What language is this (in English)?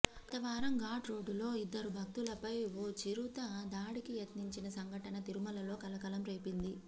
Telugu